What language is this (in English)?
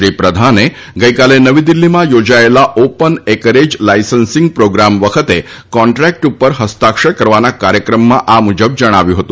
Gujarati